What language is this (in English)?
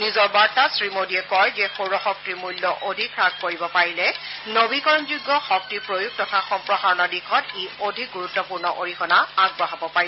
Assamese